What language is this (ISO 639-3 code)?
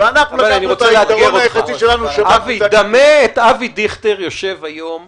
heb